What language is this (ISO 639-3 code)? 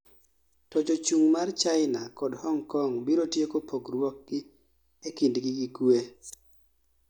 luo